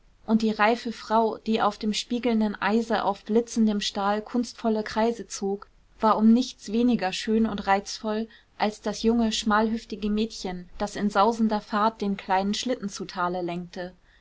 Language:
German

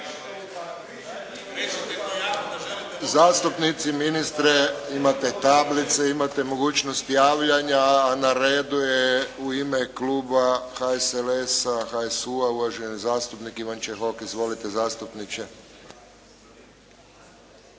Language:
Croatian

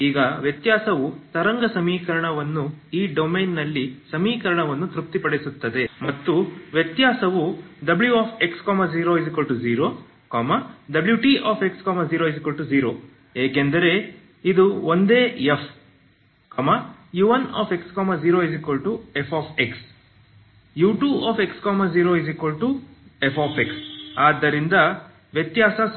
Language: Kannada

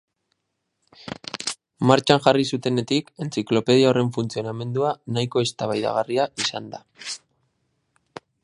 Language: Basque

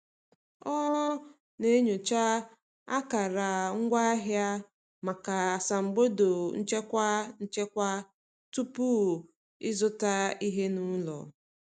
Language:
Igbo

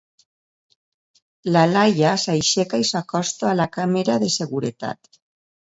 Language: Catalan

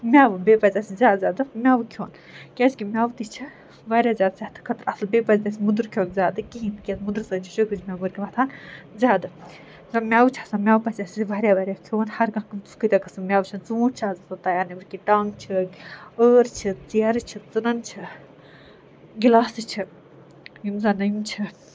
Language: Kashmiri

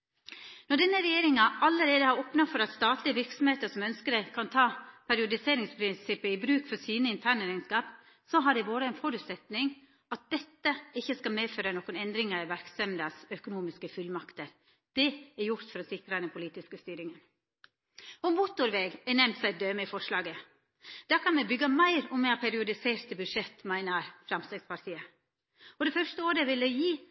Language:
Norwegian Nynorsk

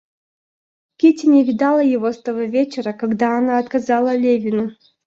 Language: Russian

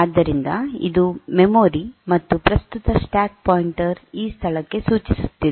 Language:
Kannada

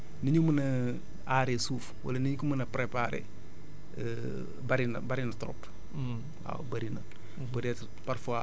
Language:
Wolof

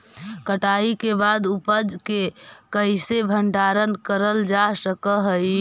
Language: Magahi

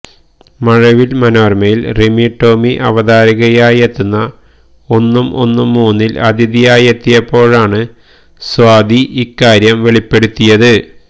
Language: Malayalam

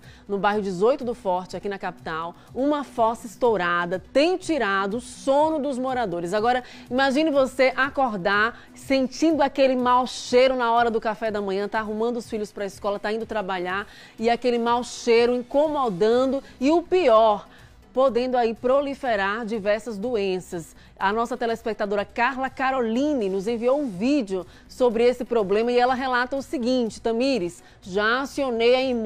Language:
Portuguese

